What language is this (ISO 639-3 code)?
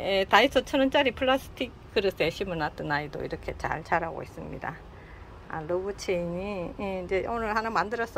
kor